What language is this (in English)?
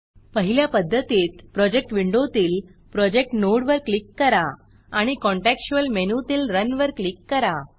Marathi